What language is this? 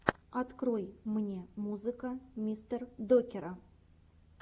Russian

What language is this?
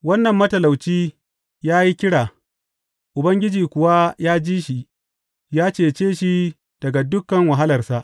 Hausa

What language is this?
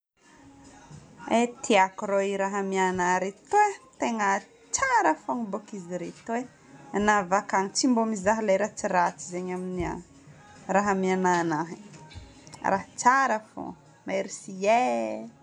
Northern Betsimisaraka Malagasy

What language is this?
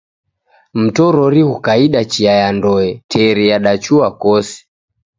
Taita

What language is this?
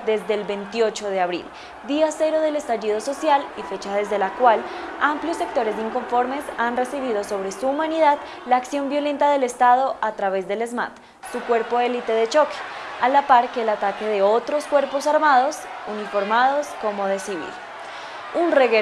Spanish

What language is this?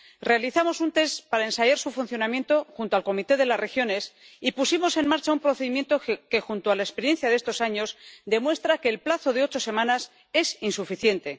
Spanish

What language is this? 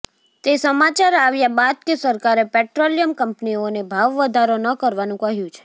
Gujarati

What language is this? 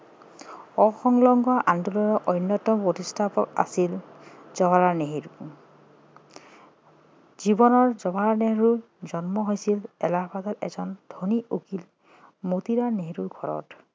Assamese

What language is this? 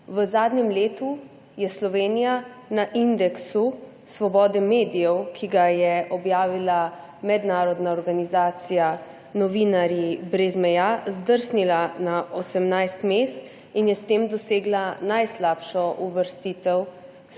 Slovenian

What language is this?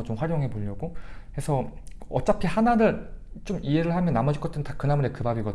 Korean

